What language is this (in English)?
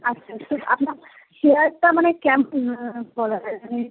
Bangla